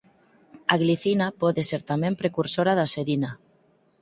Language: Galician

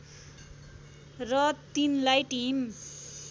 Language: Nepali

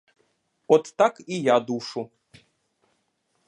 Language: Ukrainian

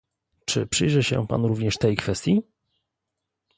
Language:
Polish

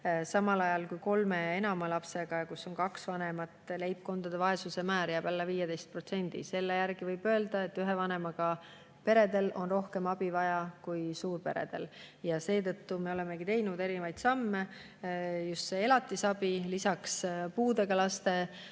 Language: Estonian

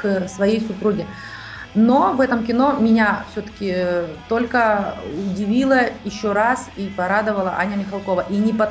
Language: Russian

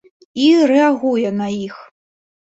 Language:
Belarusian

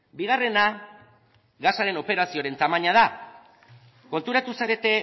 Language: Basque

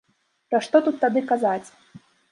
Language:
Belarusian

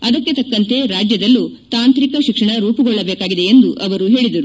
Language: Kannada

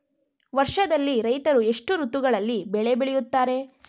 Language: Kannada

